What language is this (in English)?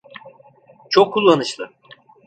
Turkish